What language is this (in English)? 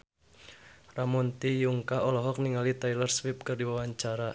Sundanese